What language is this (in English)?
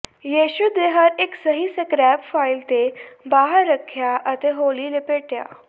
Punjabi